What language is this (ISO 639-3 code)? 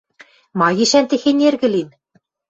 mrj